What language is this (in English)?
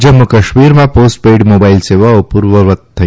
Gujarati